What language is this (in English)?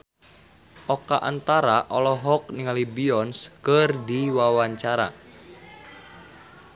Sundanese